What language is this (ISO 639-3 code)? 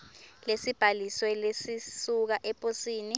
ssw